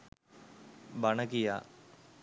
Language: Sinhala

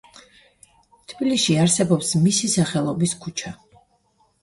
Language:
Georgian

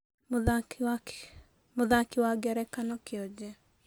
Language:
Kikuyu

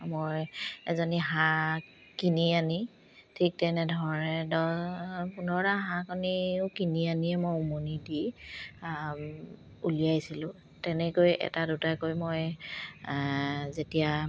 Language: Assamese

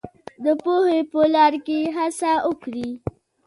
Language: Pashto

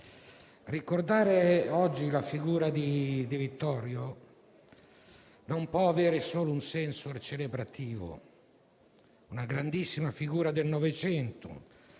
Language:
Italian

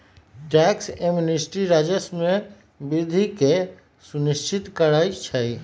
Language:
Magahi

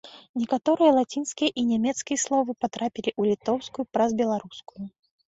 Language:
Belarusian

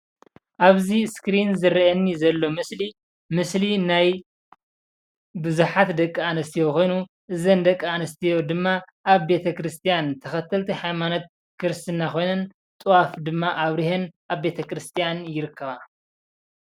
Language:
Tigrinya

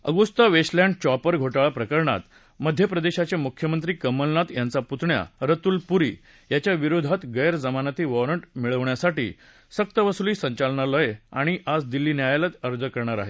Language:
Marathi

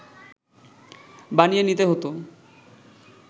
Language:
Bangla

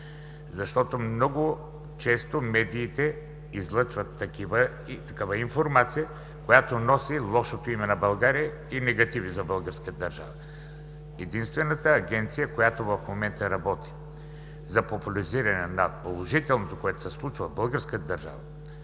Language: Bulgarian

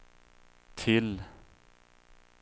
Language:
Swedish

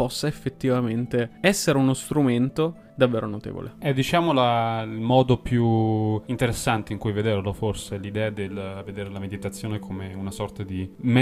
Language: Italian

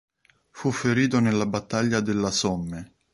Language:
Italian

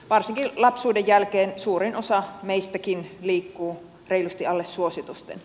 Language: Finnish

